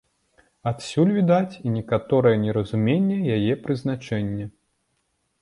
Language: Belarusian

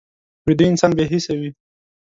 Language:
Pashto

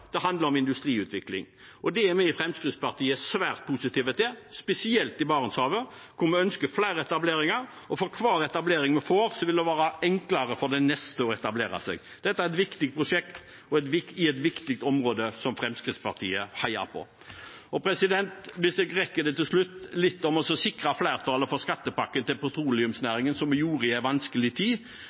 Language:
Norwegian Bokmål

